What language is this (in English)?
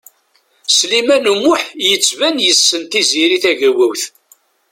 Kabyle